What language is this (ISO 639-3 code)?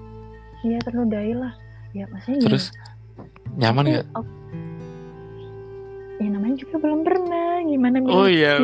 ind